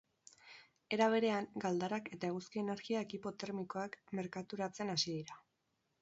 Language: Basque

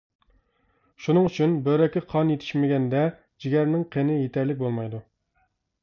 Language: Uyghur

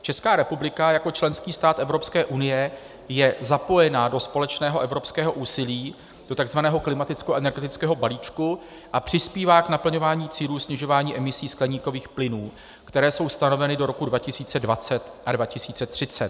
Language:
Czech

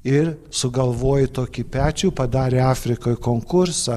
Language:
Lithuanian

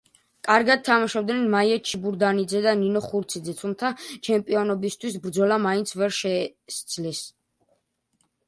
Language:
Georgian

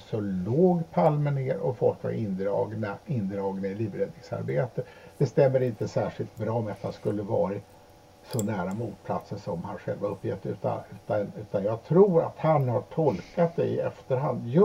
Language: Swedish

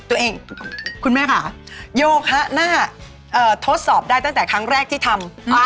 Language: Thai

